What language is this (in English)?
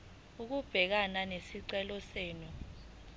Zulu